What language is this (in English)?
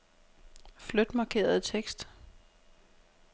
Danish